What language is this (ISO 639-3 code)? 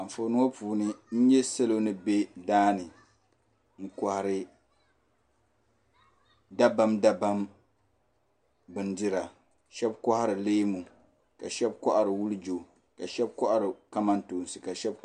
dag